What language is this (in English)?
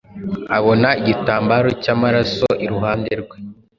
Kinyarwanda